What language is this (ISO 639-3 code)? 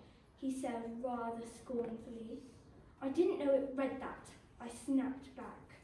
eng